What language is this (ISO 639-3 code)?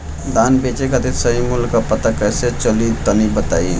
bho